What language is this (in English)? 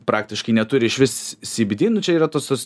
Lithuanian